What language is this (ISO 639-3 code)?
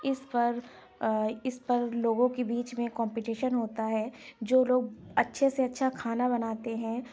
urd